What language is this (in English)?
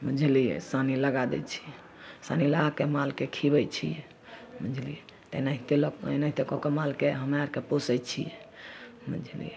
Maithili